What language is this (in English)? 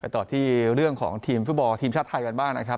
Thai